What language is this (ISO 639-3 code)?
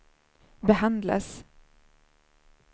swe